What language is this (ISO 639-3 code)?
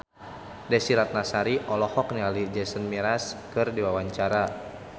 sun